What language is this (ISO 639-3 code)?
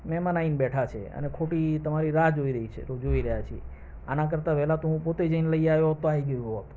guj